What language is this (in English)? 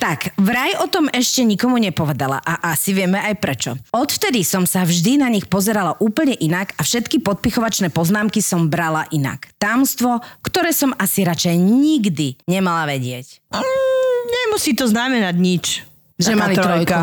Slovak